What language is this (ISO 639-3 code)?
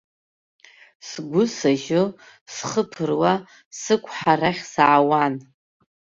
abk